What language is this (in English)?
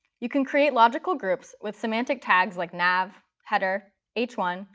English